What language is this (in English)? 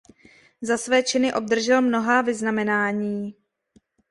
Czech